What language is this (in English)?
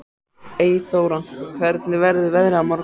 Icelandic